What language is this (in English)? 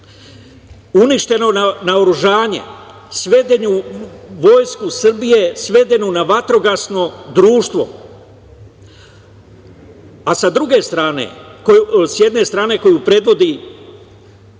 Serbian